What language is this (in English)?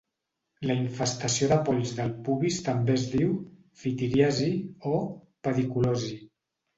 Catalan